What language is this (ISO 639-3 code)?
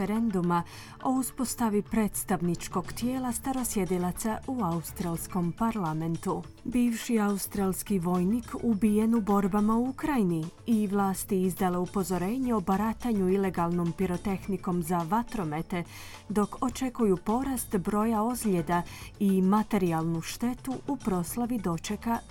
hrv